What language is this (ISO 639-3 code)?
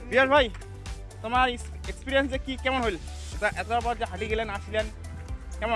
ind